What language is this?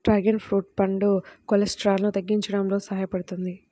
Telugu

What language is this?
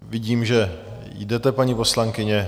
Czech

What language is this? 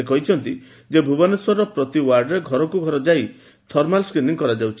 Odia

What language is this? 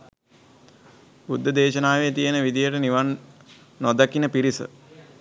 Sinhala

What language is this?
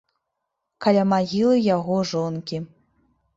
Belarusian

